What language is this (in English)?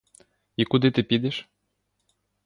Ukrainian